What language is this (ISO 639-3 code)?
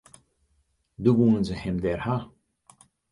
fry